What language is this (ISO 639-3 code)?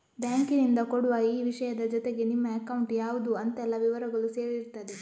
kan